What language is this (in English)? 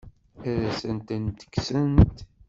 Kabyle